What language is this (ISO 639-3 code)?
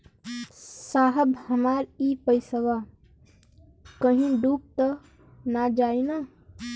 bho